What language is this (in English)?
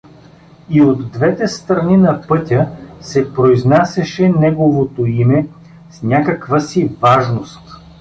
Bulgarian